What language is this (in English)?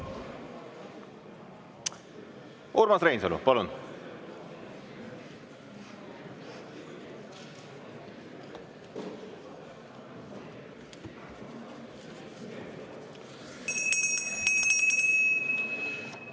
Estonian